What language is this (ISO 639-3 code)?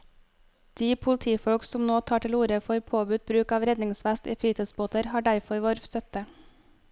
nor